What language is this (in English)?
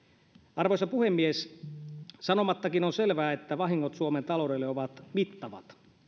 Finnish